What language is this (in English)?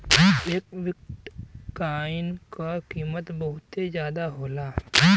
Bhojpuri